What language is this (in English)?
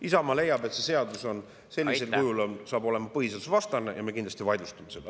Estonian